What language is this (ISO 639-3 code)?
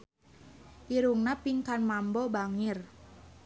sun